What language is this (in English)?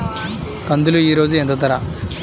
Telugu